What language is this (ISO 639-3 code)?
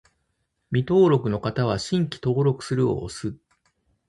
jpn